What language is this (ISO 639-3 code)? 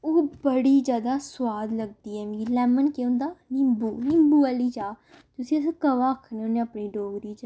doi